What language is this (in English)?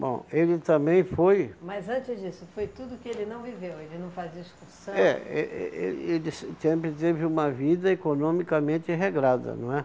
Portuguese